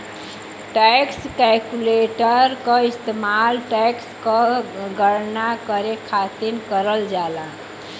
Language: Bhojpuri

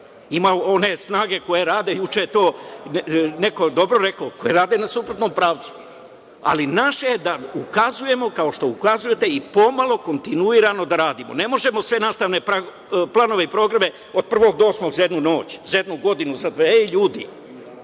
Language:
Serbian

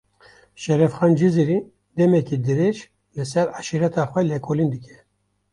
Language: Kurdish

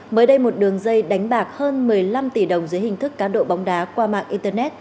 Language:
Vietnamese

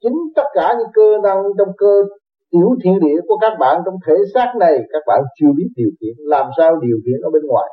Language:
Vietnamese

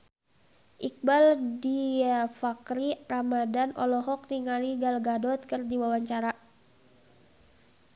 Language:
Sundanese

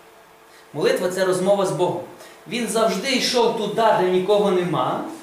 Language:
Ukrainian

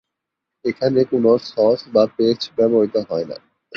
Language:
Bangla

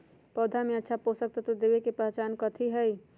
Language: Magahi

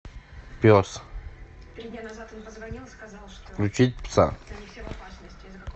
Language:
Russian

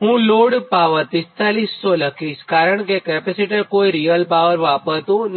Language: Gujarati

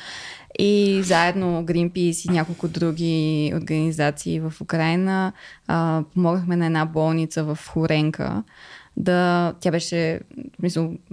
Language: Bulgarian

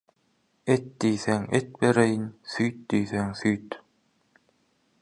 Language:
Turkmen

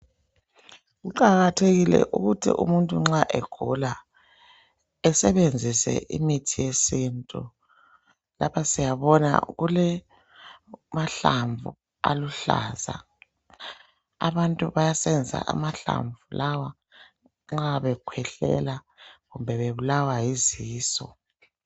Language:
North Ndebele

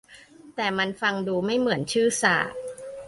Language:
Thai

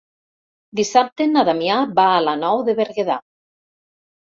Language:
Catalan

